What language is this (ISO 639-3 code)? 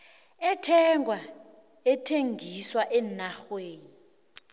nbl